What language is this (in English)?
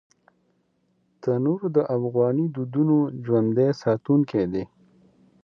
Pashto